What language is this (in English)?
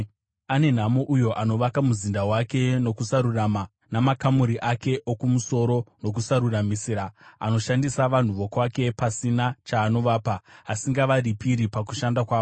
Shona